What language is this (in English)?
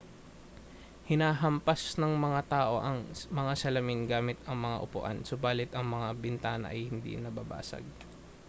Filipino